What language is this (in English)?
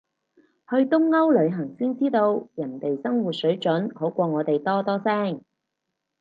Cantonese